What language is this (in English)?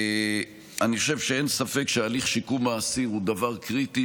Hebrew